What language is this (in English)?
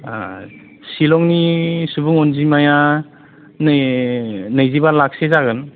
Bodo